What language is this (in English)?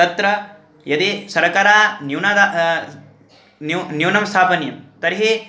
Sanskrit